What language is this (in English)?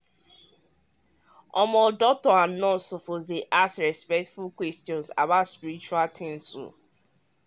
Nigerian Pidgin